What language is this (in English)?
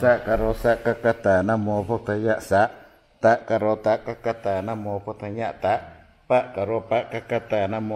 Thai